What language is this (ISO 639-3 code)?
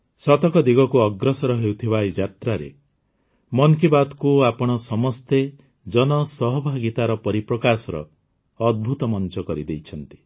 ori